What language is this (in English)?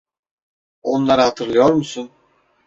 Turkish